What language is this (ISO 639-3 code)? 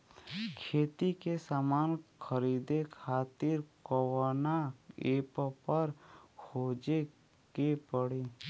bho